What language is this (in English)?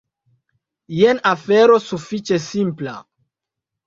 Esperanto